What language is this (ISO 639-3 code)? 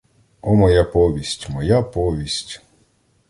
ukr